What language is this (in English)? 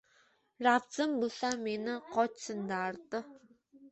Uzbek